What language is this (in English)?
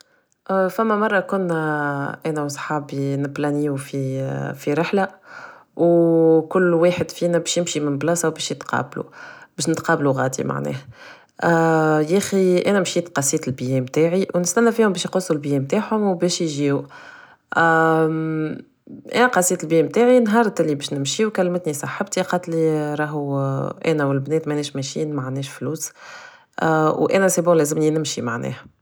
Tunisian Arabic